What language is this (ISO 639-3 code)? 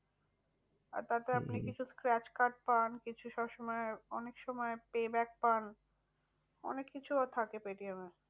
ben